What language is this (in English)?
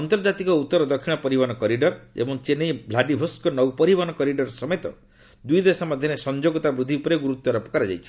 Odia